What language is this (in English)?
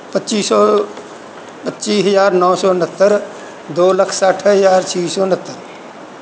Punjabi